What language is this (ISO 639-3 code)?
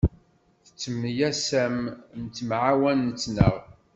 kab